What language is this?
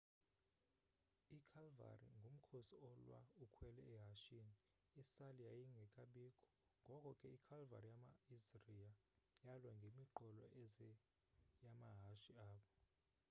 Xhosa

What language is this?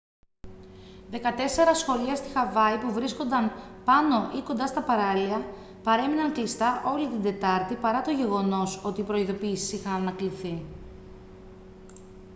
Greek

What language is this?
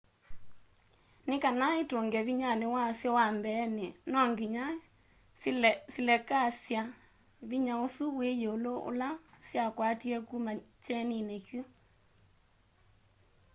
Kamba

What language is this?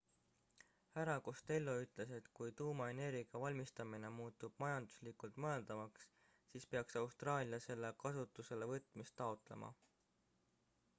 Estonian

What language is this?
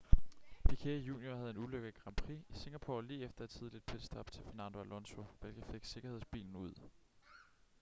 Danish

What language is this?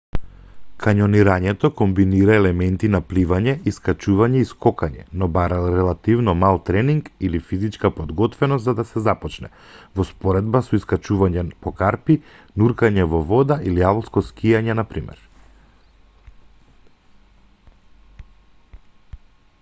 Macedonian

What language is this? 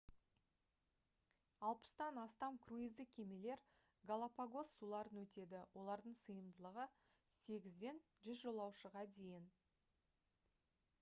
Kazakh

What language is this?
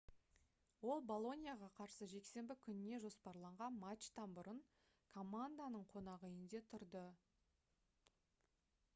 Kazakh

